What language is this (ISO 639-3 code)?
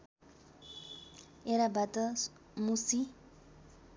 nep